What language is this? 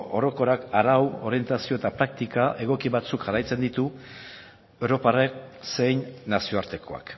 Basque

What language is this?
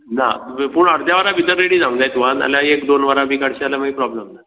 Konkani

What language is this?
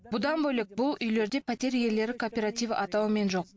Kazakh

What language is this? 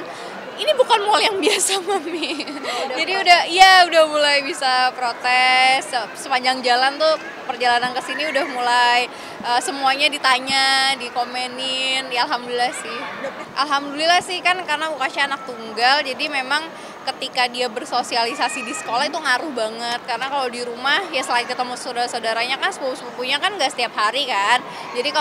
Indonesian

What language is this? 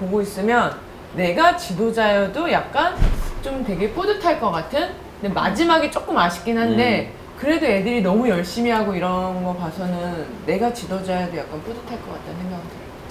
Korean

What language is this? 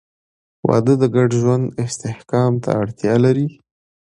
Pashto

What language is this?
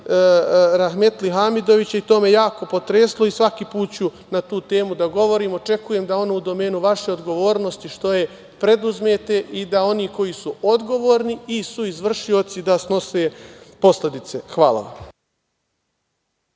Serbian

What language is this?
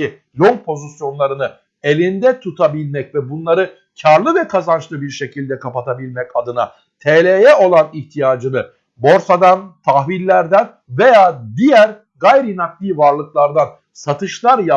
Turkish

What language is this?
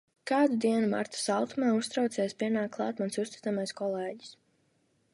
Latvian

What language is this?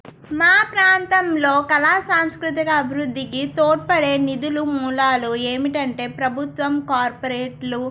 Telugu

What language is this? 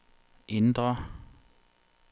Danish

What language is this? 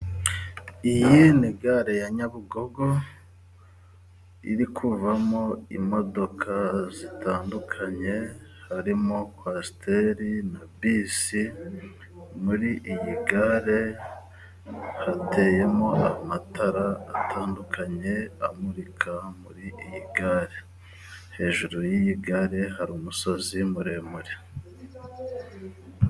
Kinyarwanda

